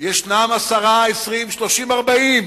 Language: Hebrew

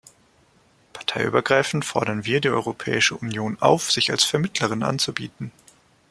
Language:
German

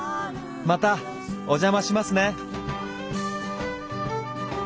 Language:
Japanese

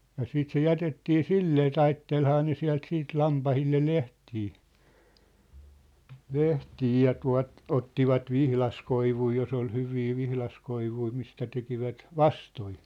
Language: Finnish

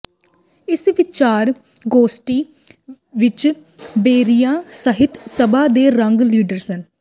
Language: Punjabi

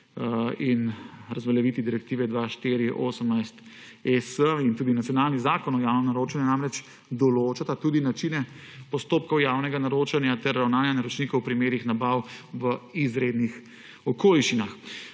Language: Slovenian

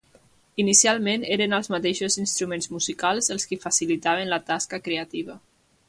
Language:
Catalan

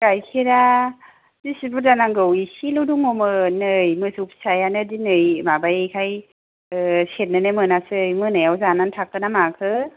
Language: Bodo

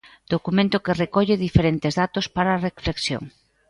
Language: Galician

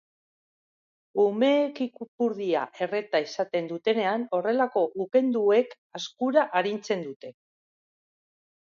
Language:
Basque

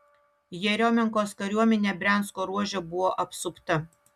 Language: Lithuanian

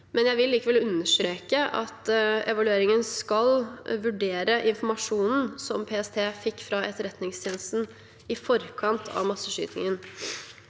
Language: Norwegian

